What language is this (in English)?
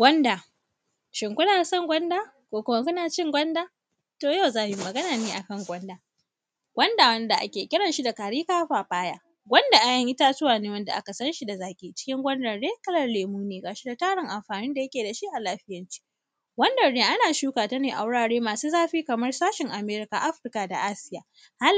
Hausa